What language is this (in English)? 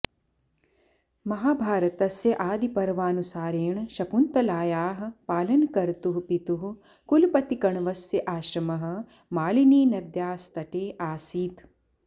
Sanskrit